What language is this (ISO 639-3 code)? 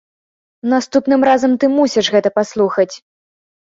bel